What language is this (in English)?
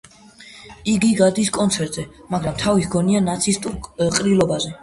Georgian